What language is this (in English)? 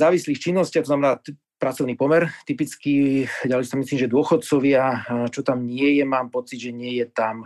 Slovak